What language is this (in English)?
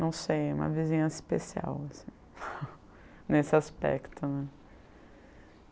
Portuguese